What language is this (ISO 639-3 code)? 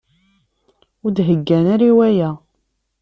kab